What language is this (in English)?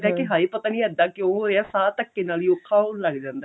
Punjabi